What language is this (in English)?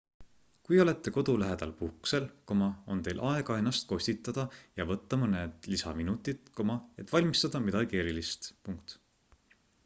Estonian